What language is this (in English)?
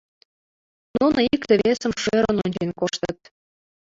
Mari